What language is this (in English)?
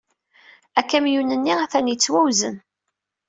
Kabyle